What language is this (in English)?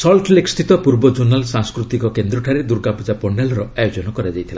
Odia